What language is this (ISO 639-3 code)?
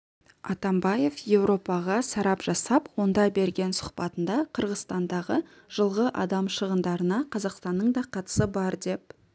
kaz